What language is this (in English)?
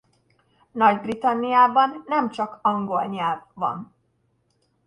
Hungarian